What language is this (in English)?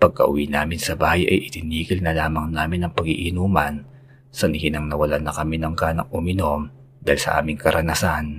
Filipino